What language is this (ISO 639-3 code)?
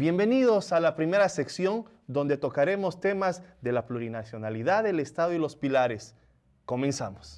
spa